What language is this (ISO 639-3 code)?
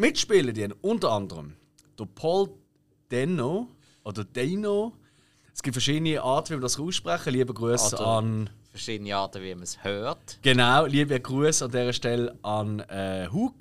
deu